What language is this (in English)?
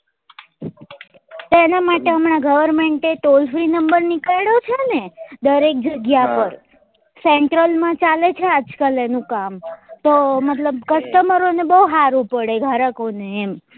Gujarati